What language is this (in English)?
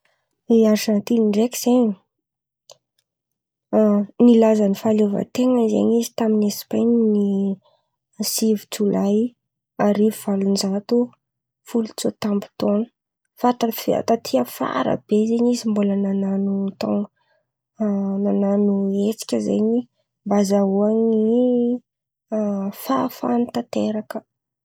Antankarana Malagasy